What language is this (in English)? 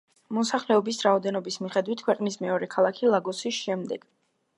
Georgian